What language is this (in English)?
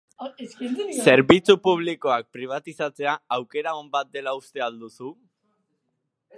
Basque